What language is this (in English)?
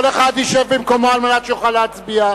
Hebrew